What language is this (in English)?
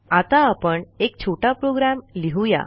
Marathi